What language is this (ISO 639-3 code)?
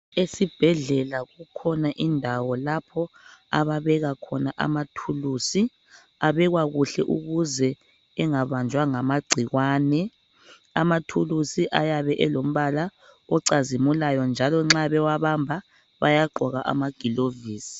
nde